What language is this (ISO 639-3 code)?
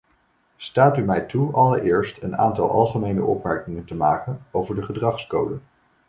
nld